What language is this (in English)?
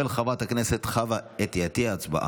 Hebrew